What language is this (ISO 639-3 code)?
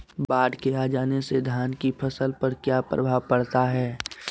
mag